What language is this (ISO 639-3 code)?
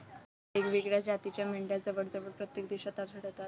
mar